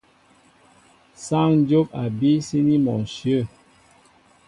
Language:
Mbo (Cameroon)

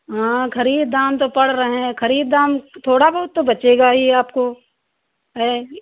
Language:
Hindi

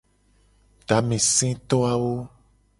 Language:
Gen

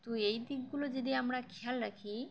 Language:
Bangla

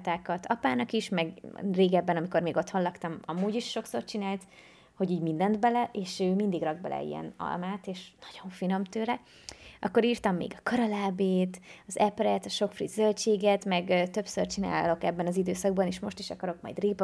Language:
Hungarian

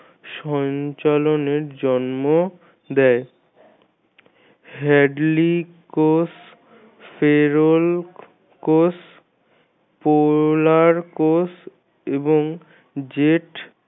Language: Bangla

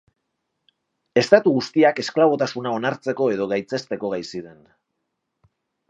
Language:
Basque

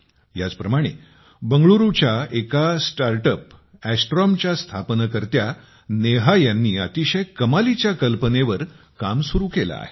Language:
Marathi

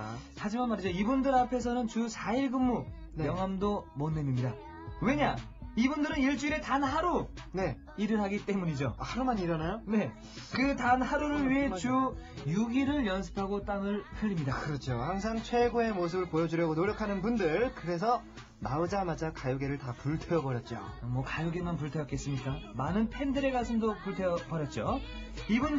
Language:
Korean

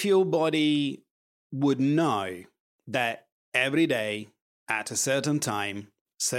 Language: English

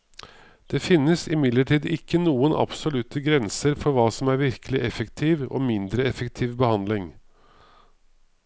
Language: Norwegian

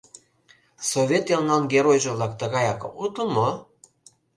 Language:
Mari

